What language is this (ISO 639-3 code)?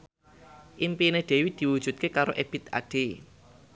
jav